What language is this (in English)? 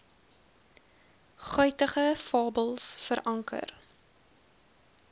Afrikaans